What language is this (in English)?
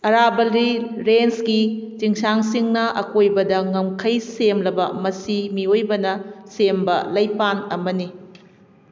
Manipuri